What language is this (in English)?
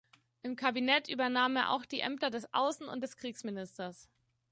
German